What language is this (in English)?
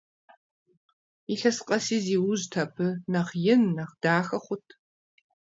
Kabardian